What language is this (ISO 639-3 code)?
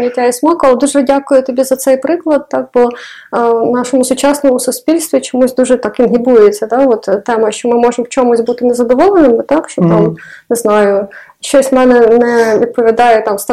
ukr